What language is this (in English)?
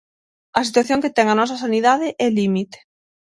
Galician